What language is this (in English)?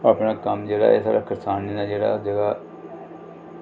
Dogri